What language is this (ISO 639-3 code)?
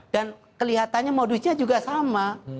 ind